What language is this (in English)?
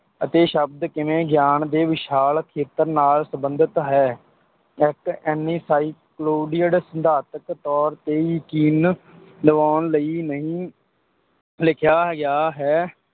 Punjabi